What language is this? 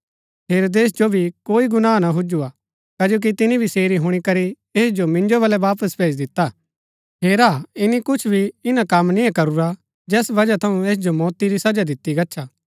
Gaddi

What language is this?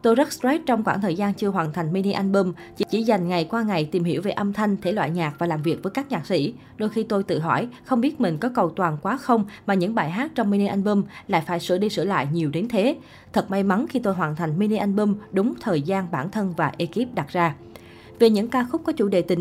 Vietnamese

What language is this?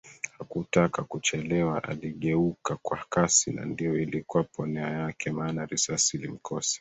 Swahili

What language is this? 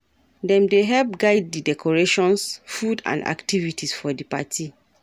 Nigerian Pidgin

